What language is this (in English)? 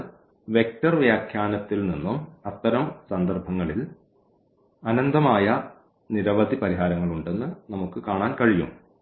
Malayalam